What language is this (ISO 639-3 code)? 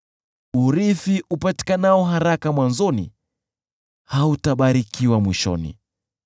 swa